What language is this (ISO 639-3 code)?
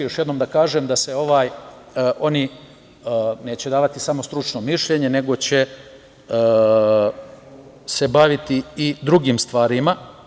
srp